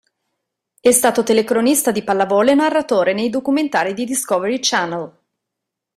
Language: Italian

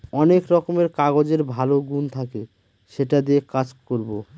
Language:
Bangla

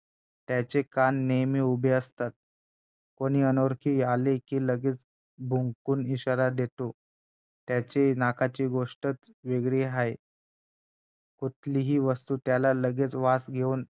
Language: Marathi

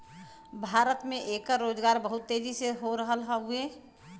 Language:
Bhojpuri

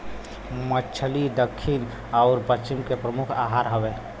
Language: Bhojpuri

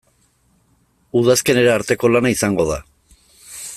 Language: Basque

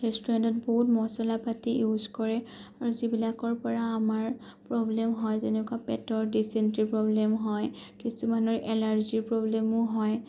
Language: Assamese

